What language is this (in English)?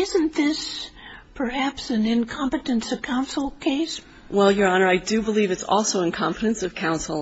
English